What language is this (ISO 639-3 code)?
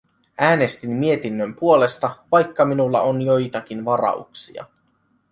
fin